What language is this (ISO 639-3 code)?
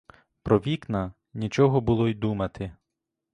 ukr